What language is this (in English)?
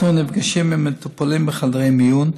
Hebrew